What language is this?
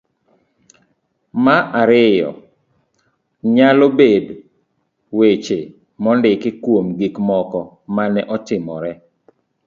Luo (Kenya and Tanzania)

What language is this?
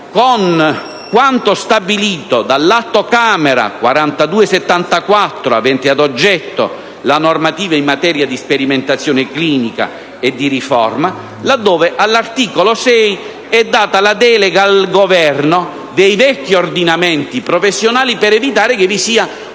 Italian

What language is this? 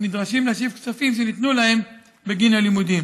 Hebrew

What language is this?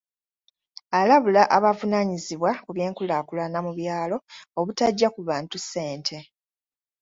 Ganda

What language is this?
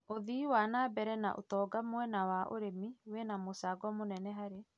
Kikuyu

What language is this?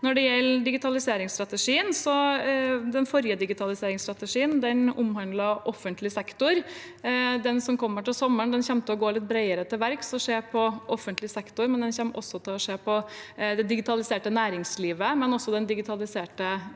Norwegian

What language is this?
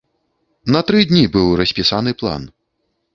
Belarusian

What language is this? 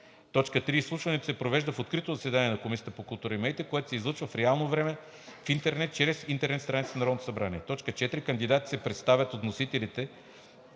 Bulgarian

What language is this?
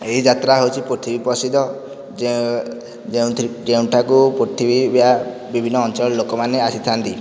Odia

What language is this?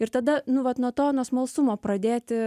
Lithuanian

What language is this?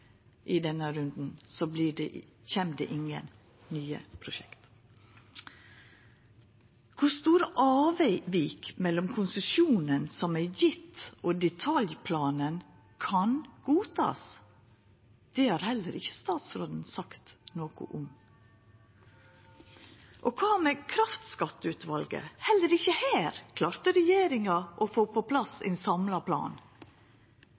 Norwegian Nynorsk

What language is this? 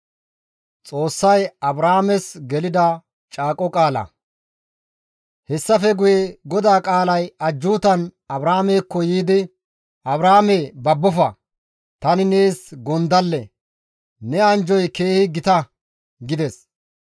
Gamo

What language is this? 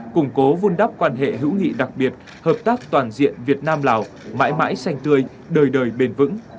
Vietnamese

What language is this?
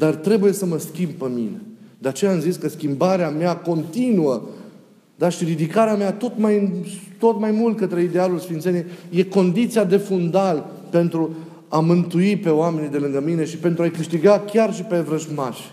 Romanian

